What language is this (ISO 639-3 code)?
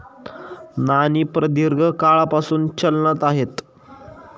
mar